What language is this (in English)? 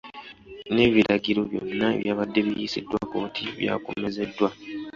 Ganda